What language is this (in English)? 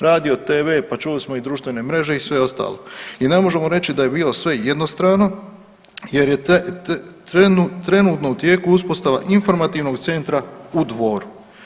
Croatian